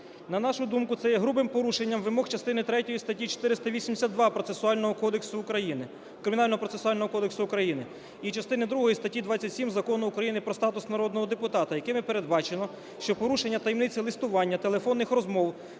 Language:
Ukrainian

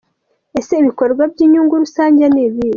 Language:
Kinyarwanda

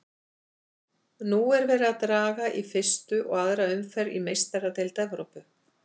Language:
Icelandic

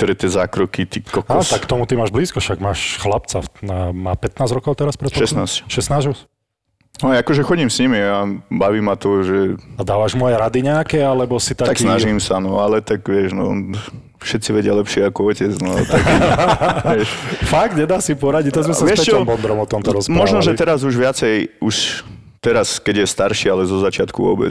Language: Slovak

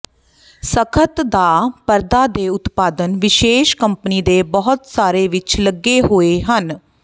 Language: Punjabi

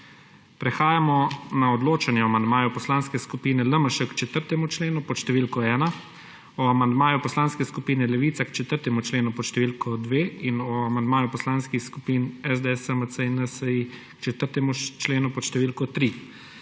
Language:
Slovenian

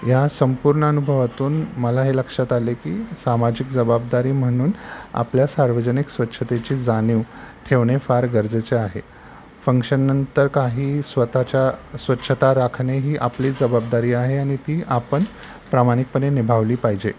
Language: Marathi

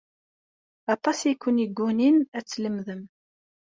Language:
Kabyle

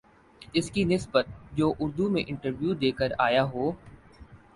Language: Urdu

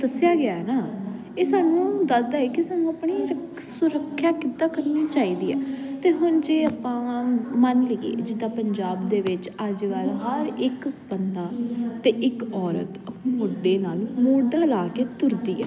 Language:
Punjabi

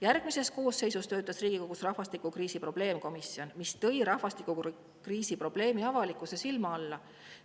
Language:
Estonian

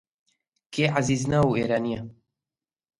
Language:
Central Kurdish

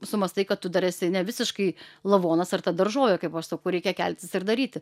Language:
Lithuanian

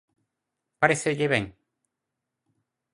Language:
Galician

